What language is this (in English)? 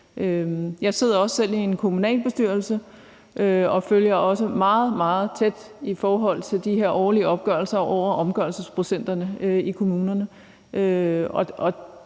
Danish